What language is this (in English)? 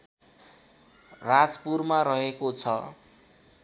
Nepali